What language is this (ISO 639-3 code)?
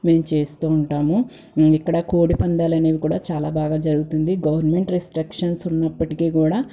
tel